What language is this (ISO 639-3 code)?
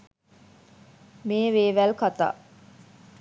sin